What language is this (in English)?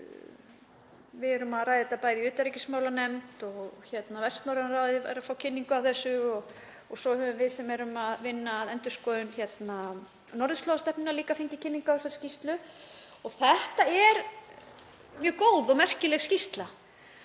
Icelandic